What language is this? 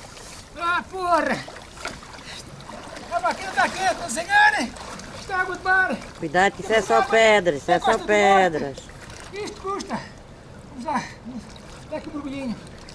Portuguese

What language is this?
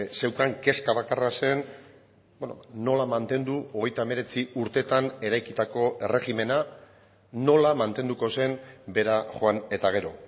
Basque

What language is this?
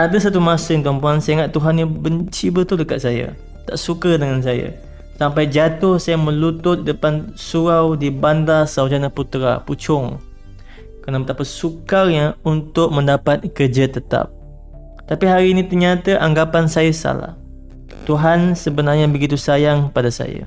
Malay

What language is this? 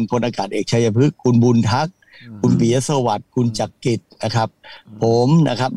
Thai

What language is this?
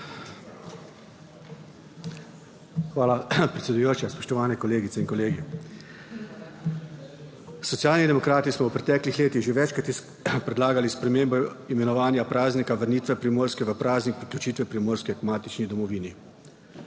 Slovenian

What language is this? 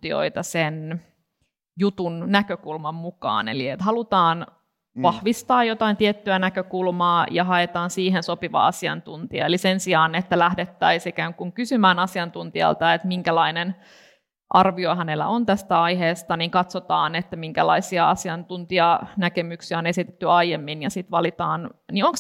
Finnish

